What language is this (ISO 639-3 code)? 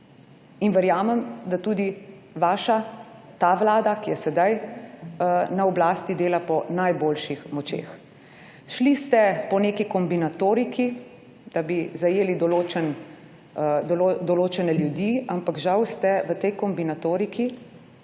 slv